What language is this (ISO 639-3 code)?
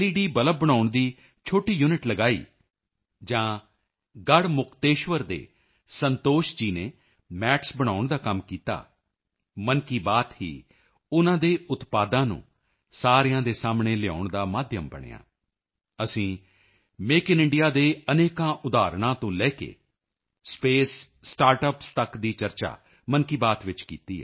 pan